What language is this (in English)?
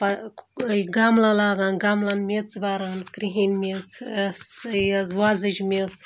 Kashmiri